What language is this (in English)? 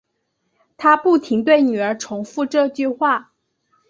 Chinese